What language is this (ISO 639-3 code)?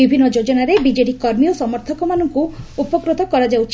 ori